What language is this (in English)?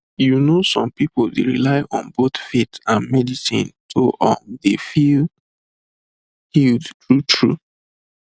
Nigerian Pidgin